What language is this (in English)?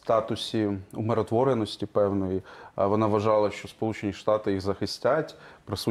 Ukrainian